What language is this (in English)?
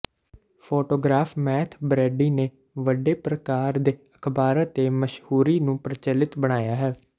Punjabi